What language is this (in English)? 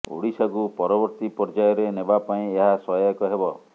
Odia